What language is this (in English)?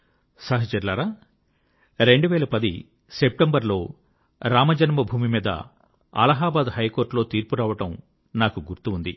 Telugu